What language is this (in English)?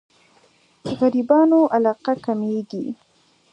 Pashto